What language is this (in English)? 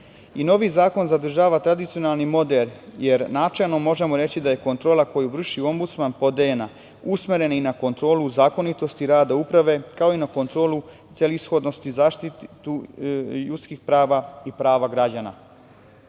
Serbian